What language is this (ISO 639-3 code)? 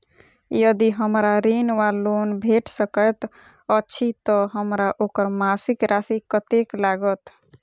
mai